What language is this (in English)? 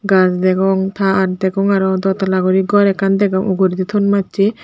Chakma